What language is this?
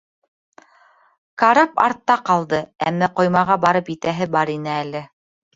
Bashkir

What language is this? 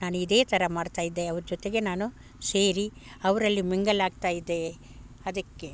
Kannada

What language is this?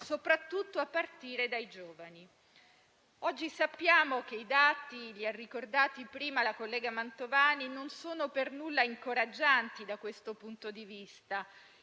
Italian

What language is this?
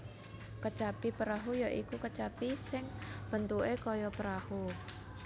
Javanese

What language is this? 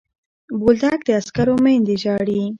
Pashto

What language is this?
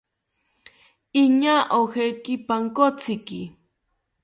South Ucayali Ashéninka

